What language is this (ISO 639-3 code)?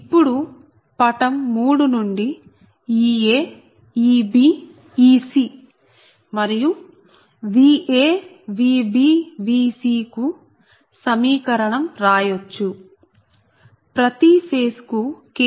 tel